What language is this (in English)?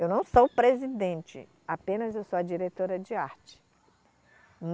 Portuguese